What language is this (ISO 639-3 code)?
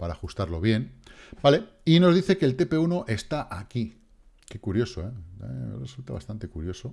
spa